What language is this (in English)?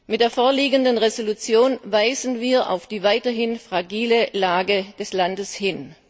German